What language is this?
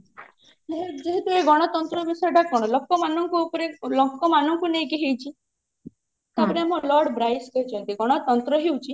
Odia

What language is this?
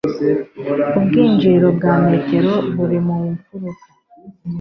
Kinyarwanda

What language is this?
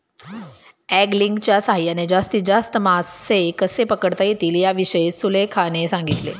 Marathi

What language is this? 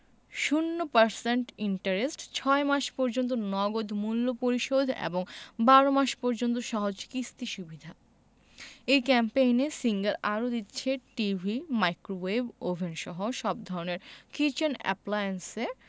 Bangla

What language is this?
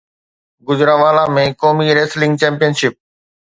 Sindhi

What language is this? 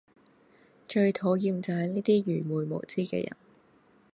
Cantonese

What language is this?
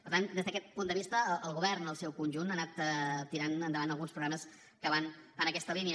Catalan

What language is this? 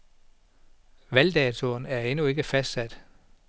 Danish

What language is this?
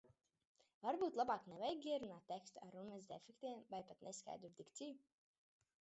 Latvian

